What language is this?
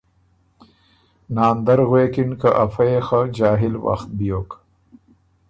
Ormuri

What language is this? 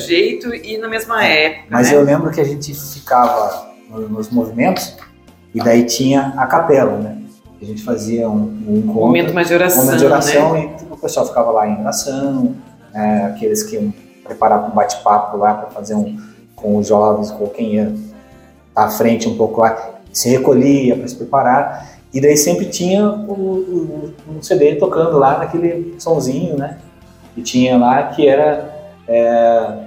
Portuguese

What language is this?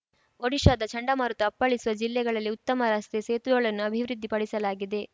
Kannada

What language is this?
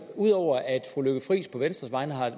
Danish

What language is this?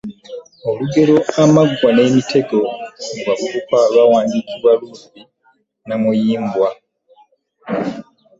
Ganda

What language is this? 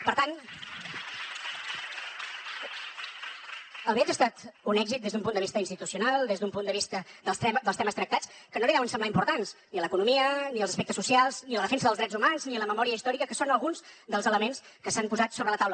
Catalan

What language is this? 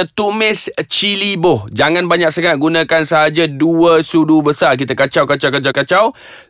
Malay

